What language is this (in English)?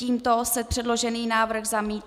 Czech